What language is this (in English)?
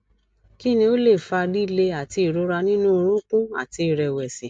Yoruba